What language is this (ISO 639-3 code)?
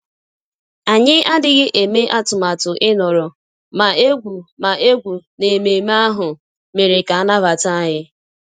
ibo